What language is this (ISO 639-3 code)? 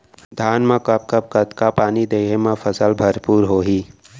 hne